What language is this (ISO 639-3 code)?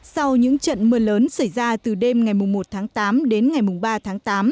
vie